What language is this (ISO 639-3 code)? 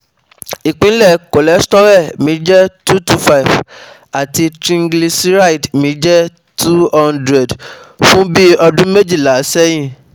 yor